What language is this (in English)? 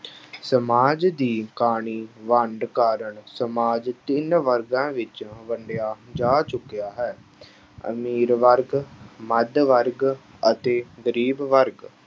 Punjabi